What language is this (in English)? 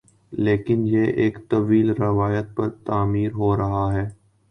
Urdu